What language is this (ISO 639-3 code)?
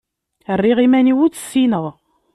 kab